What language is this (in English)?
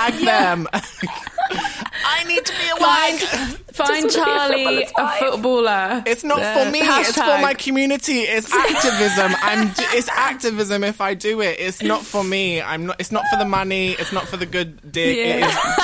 English